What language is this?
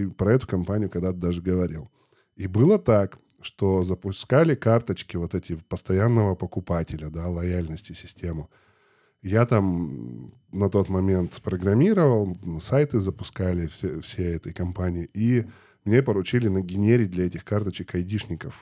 Russian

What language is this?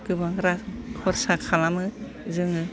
Bodo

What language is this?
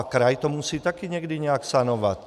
Czech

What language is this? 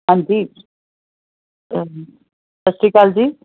Punjabi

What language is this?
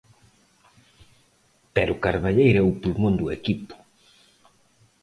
Galician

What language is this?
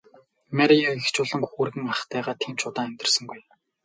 Mongolian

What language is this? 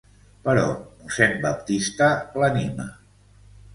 Catalan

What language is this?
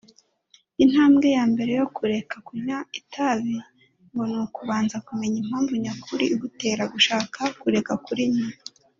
Kinyarwanda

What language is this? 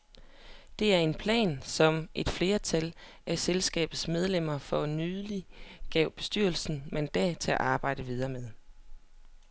Danish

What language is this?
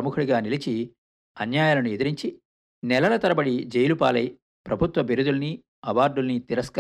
Telugu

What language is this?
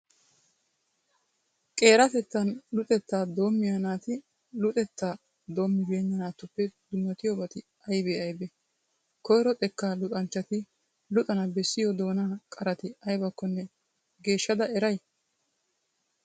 Wolaytta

